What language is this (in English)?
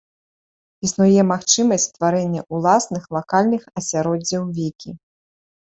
Belarusian